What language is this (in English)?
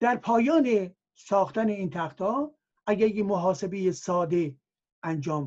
Persian